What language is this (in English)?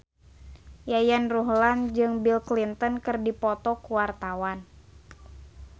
Sundanese